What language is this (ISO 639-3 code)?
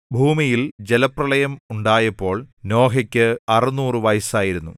mal